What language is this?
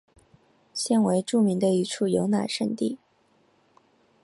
Chinese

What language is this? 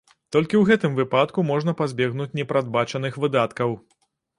Belarusian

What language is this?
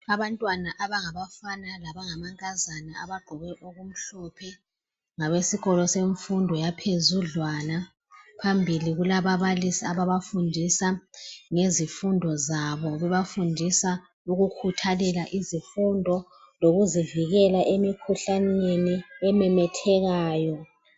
North Ndebele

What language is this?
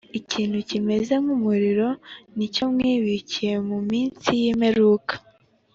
Kinyarwanda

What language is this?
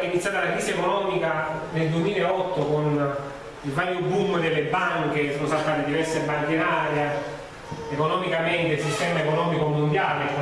Italian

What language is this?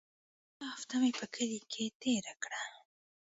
Pashto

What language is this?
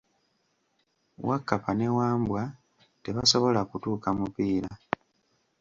Ganda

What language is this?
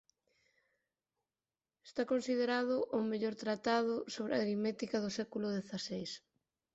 Galician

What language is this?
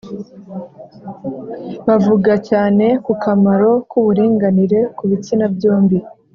Kinyarwanda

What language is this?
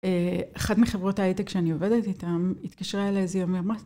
Hebrew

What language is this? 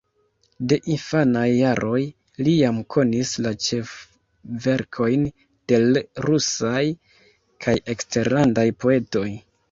Esperanto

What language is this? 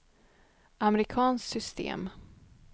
Swedish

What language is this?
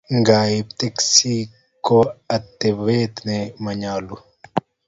Kalenjin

